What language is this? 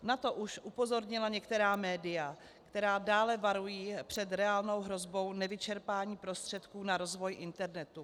Czech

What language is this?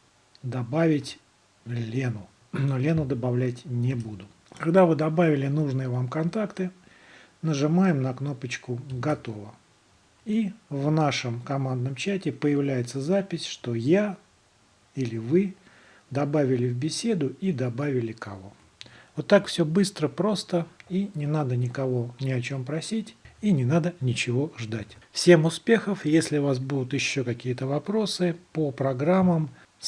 Russian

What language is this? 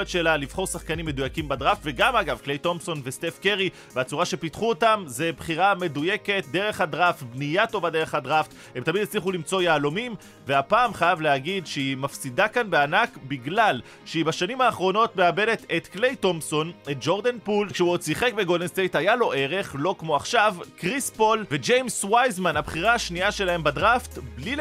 Hebrew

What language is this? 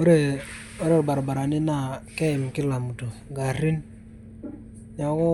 Masai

